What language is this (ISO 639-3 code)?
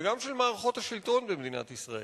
heb